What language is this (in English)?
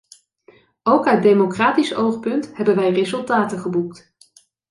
Dutch